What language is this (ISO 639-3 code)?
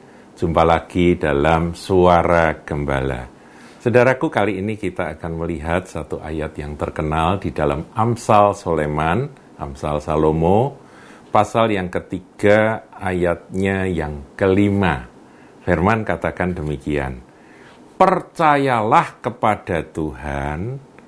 ind